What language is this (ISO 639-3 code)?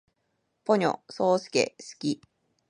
jpn